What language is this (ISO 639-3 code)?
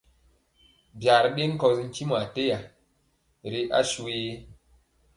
mcx